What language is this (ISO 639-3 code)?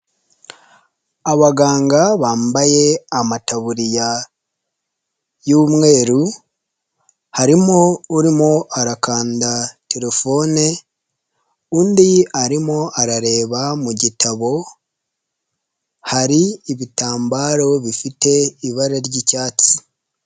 kin